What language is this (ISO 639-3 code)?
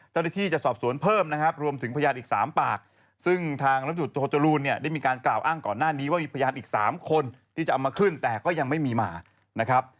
tha